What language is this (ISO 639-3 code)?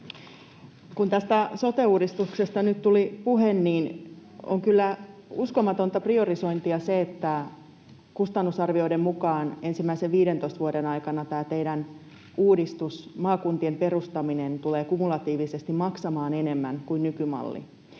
fin